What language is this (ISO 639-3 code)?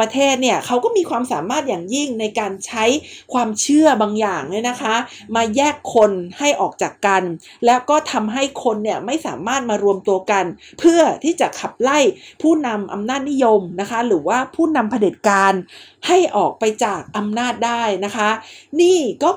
tha